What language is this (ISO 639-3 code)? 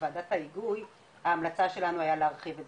heb